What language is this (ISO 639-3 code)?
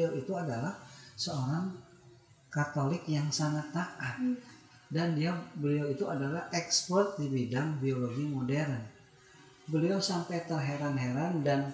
ind